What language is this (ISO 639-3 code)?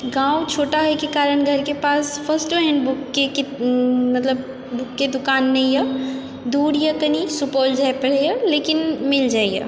mai